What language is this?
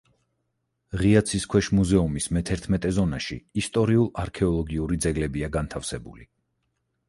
Georgian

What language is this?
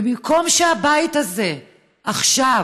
Hebrew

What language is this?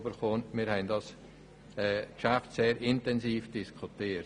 Swiss German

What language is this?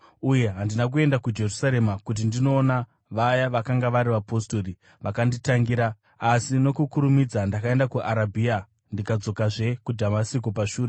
Shona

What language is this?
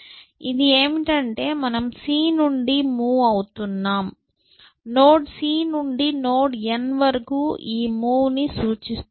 Telugu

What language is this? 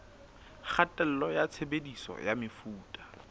Southern Sotho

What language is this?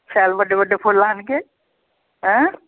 Dogri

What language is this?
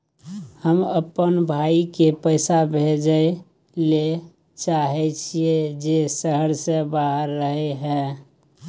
Maithili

